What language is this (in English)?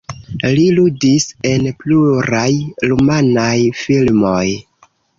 Esperanto